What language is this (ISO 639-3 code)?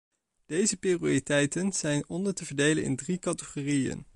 nld